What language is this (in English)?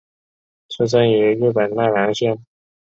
Chinese